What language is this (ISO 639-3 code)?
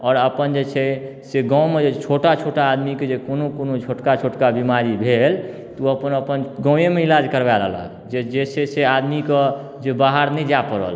mai